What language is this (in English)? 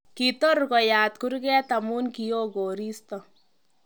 Kalenjin